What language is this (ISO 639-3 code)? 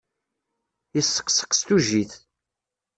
kab